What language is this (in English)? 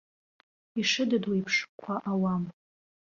Abkhazian